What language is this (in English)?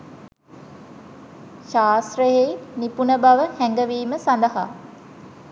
Sinhala